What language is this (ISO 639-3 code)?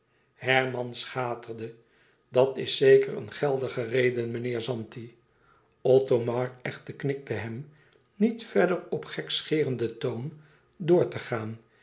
nld